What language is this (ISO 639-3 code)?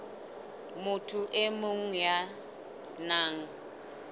sot